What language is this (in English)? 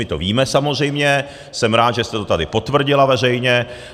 Czech